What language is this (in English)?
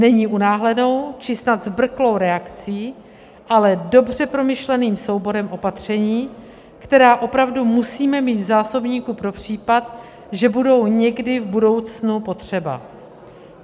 Czech